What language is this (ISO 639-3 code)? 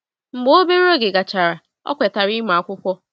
ibo